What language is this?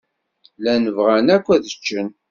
Kabyle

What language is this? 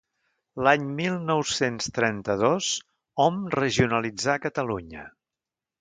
Catalan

